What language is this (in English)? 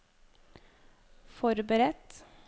Norwegian